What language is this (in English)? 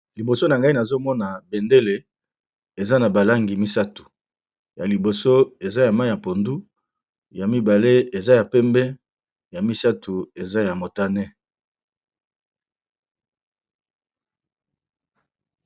Lingala